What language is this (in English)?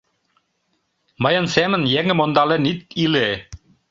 Mari